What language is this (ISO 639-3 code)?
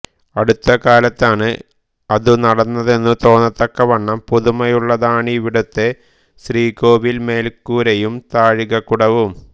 mal